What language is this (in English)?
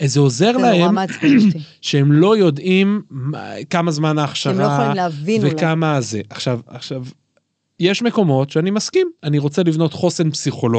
Hebrew